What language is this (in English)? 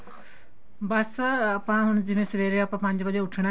Punjabi